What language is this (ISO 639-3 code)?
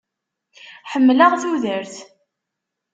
kab